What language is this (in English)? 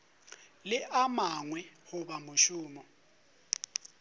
Northern Sotho